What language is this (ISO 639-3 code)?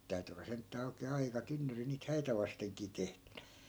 fin